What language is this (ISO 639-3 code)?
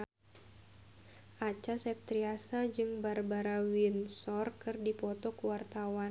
sun